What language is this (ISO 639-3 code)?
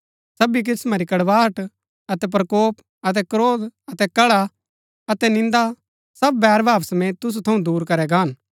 gbk